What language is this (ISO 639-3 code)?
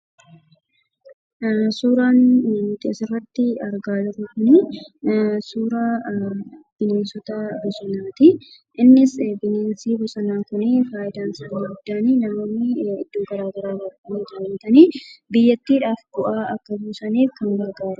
orm